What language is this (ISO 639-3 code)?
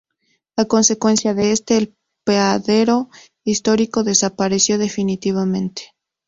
spa